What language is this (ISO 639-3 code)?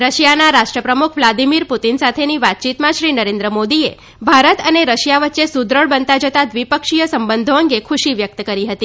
guj